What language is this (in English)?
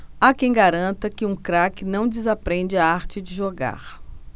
Portuguese